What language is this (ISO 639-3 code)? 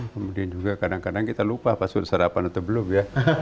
ind